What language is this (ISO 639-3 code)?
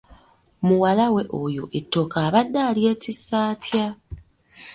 lug